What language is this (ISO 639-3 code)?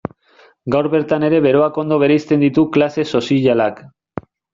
eus